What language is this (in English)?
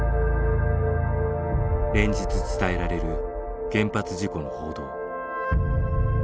Japanese